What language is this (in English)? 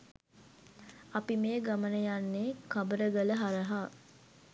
Sinhala